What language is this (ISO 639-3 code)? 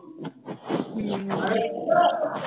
pan